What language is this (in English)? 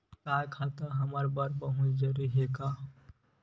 Chhattisgarhi